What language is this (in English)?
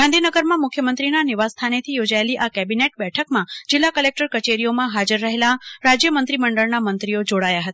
Gujarati